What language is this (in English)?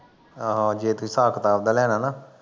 Punjabi